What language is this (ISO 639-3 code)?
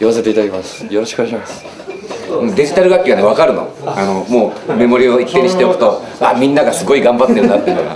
jpn